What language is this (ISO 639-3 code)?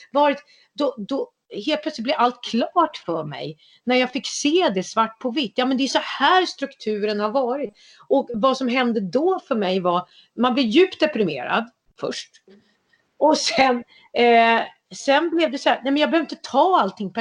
swe